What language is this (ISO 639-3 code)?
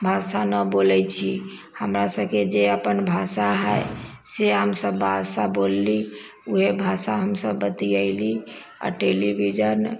mai